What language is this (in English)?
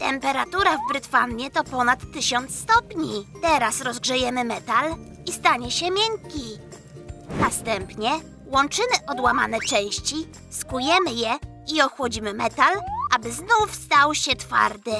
Polish